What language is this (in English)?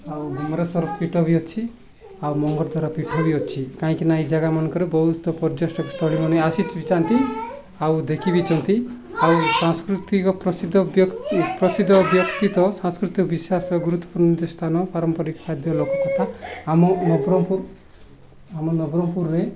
Odia